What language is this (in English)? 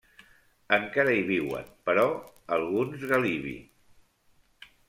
Catalan